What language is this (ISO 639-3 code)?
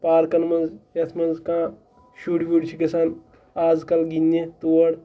kas